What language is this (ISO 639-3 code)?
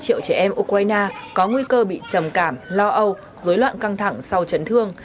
vie